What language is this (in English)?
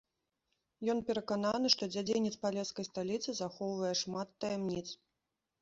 Belarusian